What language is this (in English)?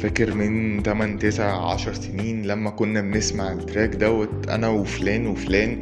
Arabic